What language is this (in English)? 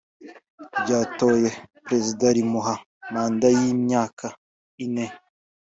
Kinyarwanda